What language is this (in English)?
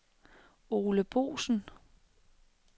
Danish